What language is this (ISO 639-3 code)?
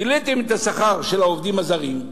heb